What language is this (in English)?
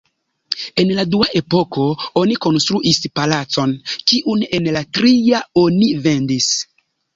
Esperanto